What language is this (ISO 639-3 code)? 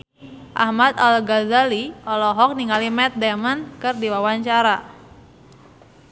sun